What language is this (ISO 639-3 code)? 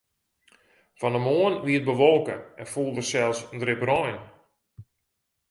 fry